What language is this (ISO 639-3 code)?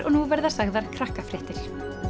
isl